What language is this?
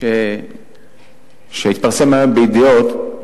Hebrew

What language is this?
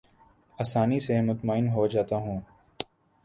Urdu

